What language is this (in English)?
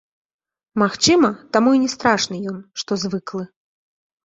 Belarusian